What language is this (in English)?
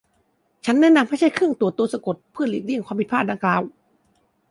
Thai